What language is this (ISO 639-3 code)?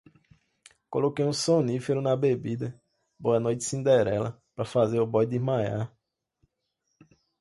por